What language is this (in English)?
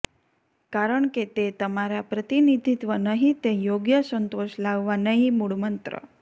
Gujarati